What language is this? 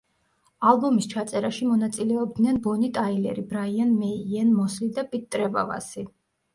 Georgian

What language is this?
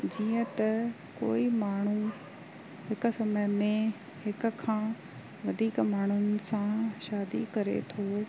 Sindhi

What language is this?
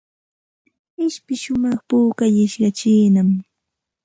Santa Ana de Tusi Pasco Quechua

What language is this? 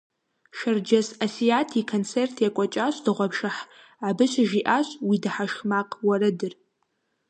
Kabardian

